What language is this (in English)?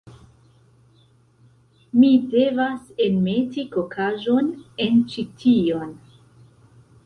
Esperanto